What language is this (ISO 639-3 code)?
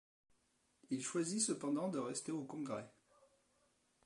fra